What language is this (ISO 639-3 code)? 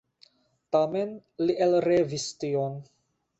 epo